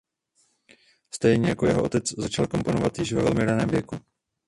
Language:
Czech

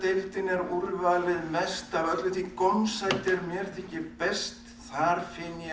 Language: Icelandic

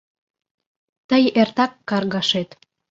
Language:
Mari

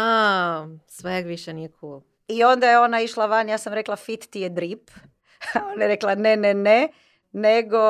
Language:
Croatian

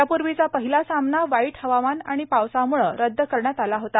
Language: Marathi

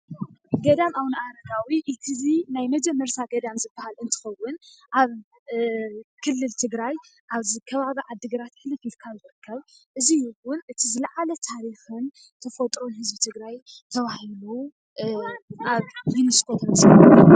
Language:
Tigrinya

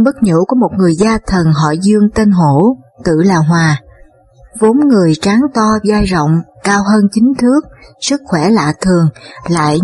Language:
Vietnamese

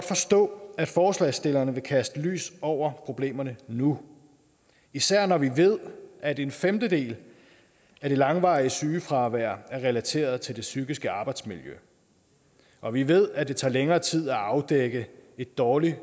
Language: Danish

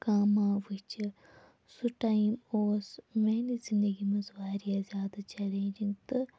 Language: Kashmiri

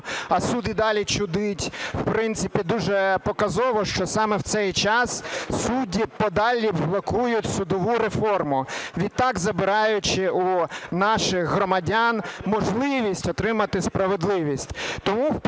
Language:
Ukrainian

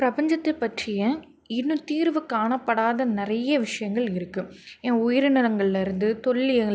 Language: Tamil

